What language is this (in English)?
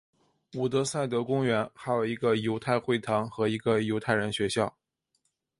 Chinese